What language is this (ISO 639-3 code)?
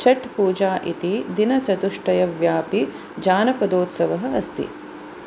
san